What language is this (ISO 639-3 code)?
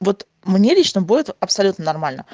rus